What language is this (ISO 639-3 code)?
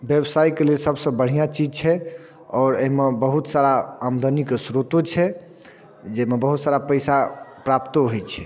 mai